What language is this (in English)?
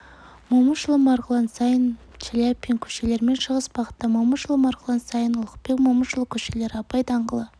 Kazakh